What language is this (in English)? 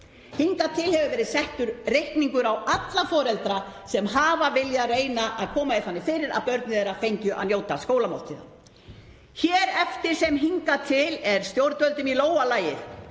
Icelandic